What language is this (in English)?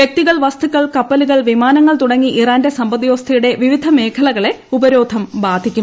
Malayalam